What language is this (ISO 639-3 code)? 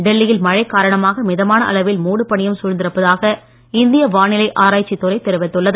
tam